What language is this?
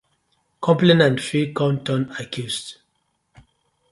Nigerian Pidgin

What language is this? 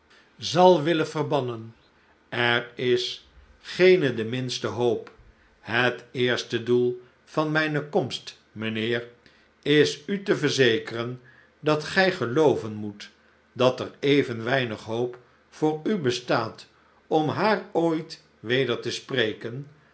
Dutch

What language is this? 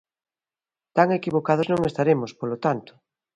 Galician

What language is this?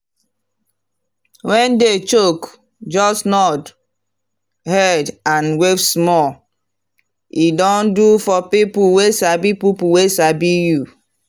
Nigerian Pidgin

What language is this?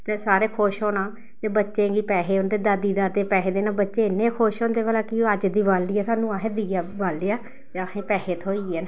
Dogri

